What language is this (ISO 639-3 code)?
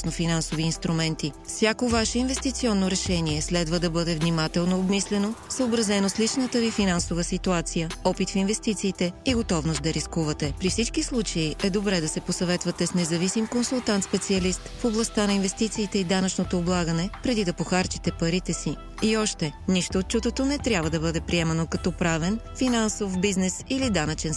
bul